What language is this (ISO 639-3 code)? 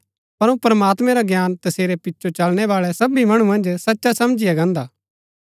gbk